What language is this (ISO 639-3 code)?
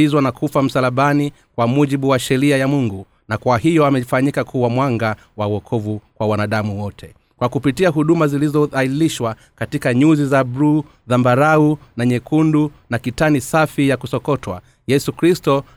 swa